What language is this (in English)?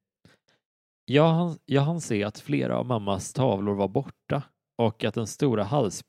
Swedish